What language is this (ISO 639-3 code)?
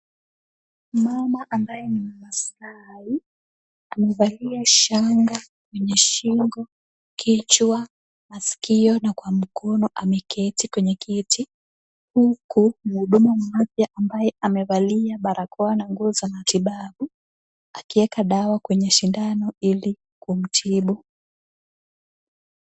swa